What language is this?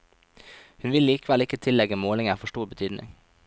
Norwegian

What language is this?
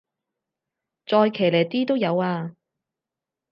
Cantonese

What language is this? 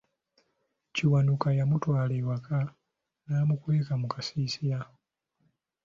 Ganda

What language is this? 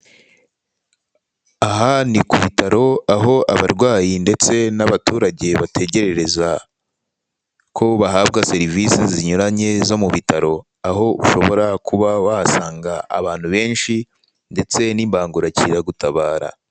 Kinyarwanda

